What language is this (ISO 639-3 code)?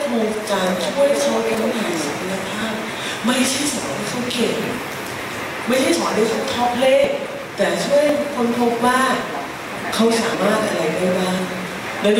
tha